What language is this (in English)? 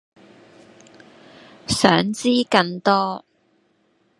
Cantonese